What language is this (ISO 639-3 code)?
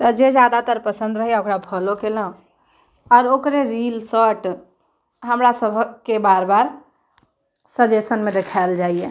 mai